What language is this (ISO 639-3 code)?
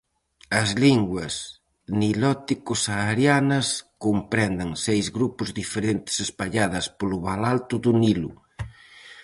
glg